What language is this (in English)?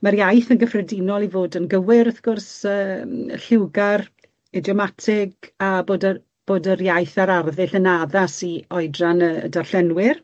Welsh